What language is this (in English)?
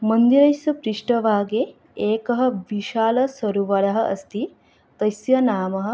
Sanskrit